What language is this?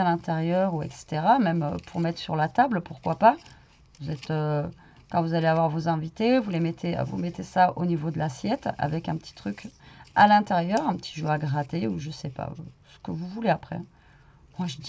French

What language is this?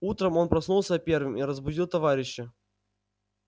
Russian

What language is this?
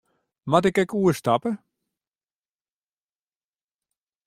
Western Frisian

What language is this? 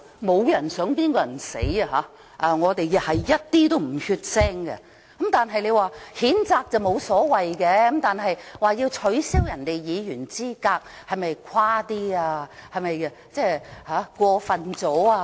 Cantonese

